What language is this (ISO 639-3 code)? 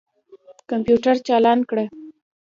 pus